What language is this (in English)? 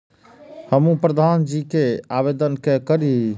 Maithili